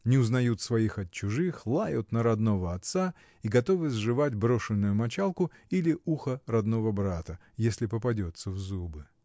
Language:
Russian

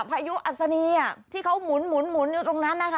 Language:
Thai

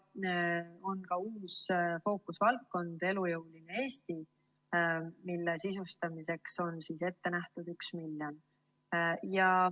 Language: Estonian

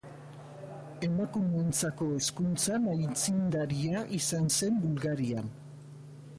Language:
Basque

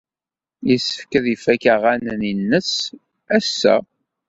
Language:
Kabyle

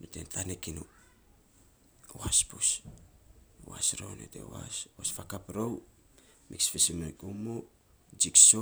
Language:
Saposa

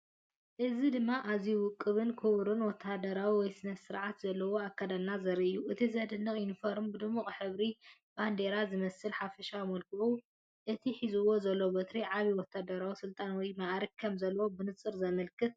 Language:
Tigrinya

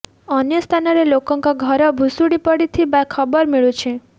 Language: Odia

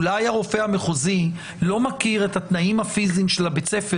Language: Hebrew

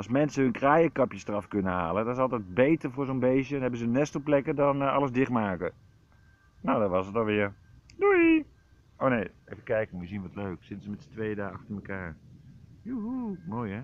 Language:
Dutch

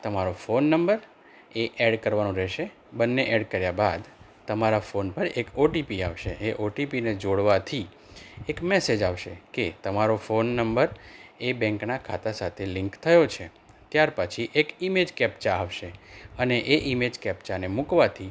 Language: Gujarati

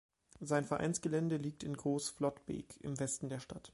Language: German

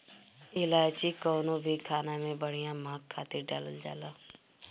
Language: Bhojpuri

